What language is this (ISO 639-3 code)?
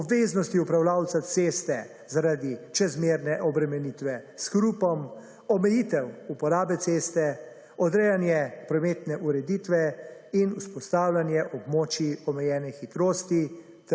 slv